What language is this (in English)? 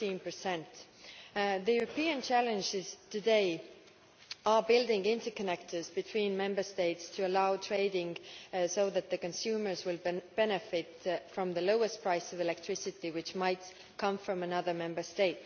English